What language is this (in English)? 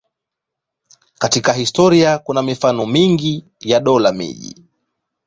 Swahili